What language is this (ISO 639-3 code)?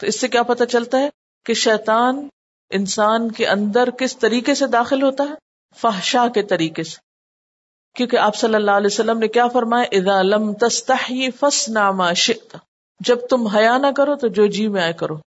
urd